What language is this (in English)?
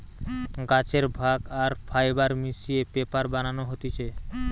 Bangla